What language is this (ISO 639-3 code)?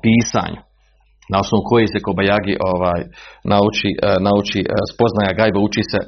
hrv